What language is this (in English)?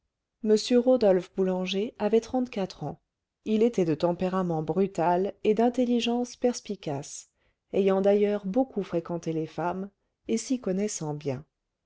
French